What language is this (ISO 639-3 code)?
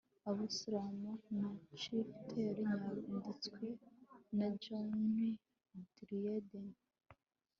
kin